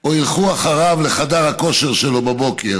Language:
Hebrew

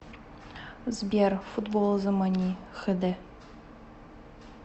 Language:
Russian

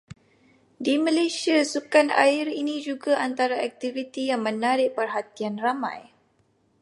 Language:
Malay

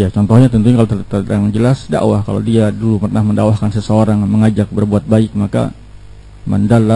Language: Indonesian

